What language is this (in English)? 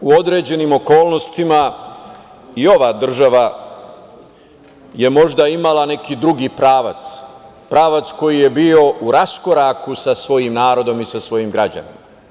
Serbian